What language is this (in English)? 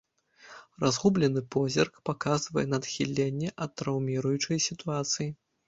Belarusian